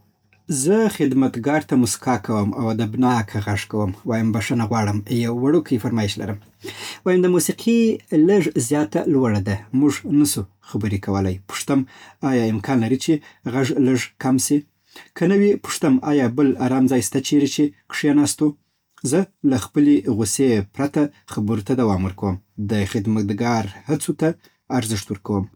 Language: Southern Pashto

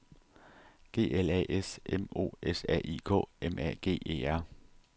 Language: Danish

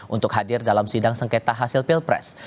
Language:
Indonesian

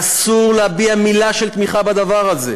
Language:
Hebrew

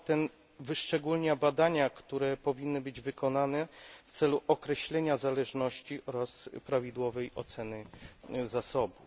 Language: Polish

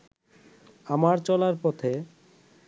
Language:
Bangla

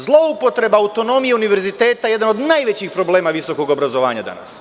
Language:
Serbian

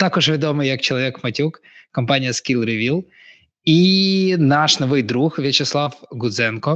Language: Ukrainian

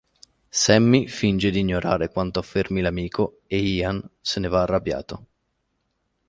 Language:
Italian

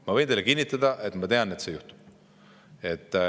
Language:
Estonian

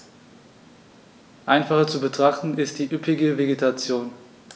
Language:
German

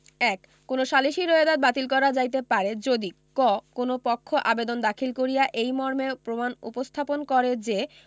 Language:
Bangla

